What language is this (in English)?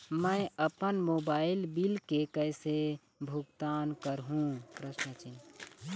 Chhattisgarhi